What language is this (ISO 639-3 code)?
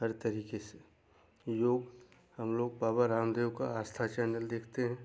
hin